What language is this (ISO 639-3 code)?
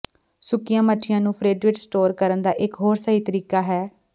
pan